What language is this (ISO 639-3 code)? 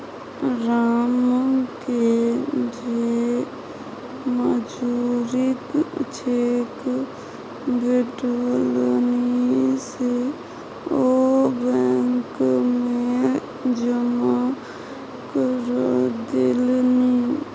mai